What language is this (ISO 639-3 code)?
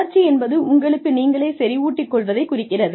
tam